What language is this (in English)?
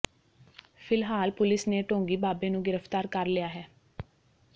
Punjabi